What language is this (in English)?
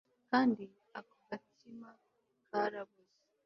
Kinyarwanda